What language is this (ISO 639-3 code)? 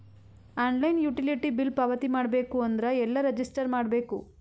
kan